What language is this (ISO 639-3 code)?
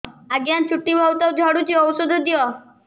ori